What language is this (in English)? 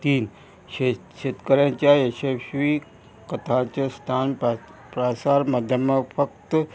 Konkani